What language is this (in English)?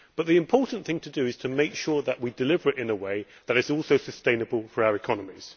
English